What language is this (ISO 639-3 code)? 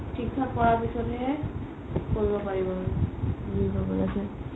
asm